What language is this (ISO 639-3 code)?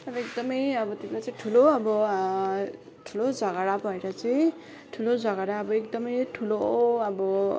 nep